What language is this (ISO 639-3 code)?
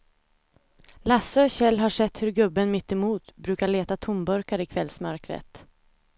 swe